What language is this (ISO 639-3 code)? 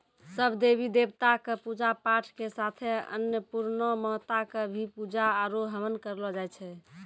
mai